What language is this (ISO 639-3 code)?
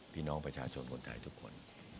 tha